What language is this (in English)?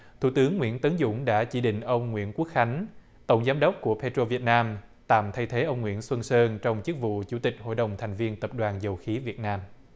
Vietnamese